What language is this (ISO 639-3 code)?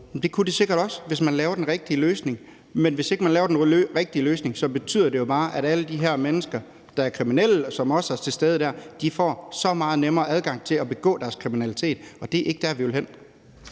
dan